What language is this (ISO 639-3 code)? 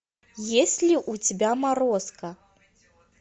rus